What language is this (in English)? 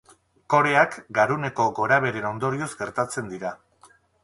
Basque